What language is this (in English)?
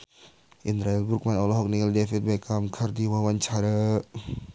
Sundanese